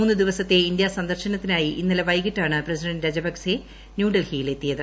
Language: Malayalam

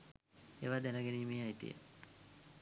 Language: Sinhala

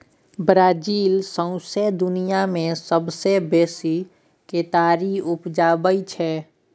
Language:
Maithili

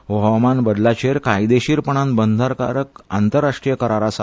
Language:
Konkani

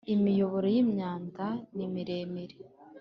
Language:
Kinyarwanda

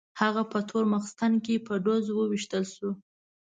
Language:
Pashto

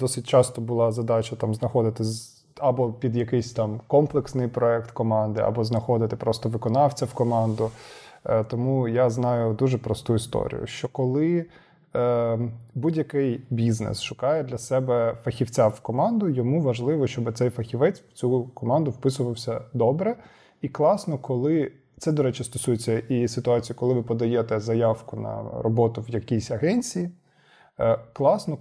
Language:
Ukrainian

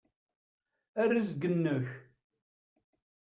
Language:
Kabyle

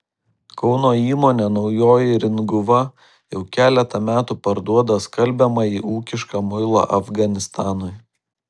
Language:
Lithuanian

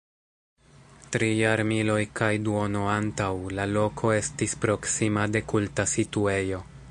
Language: Esperanto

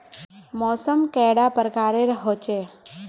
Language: Magahi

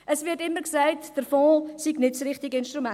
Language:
Swiss German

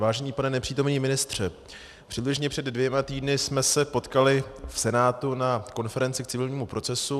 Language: Czech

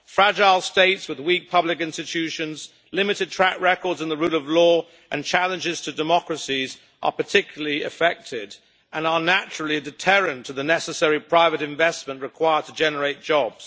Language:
English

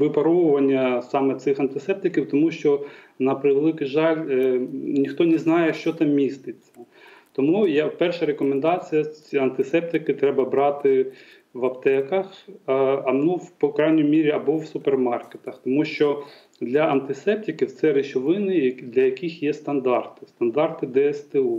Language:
Ukrainian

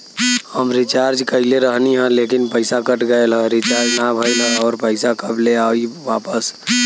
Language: Bhojpuri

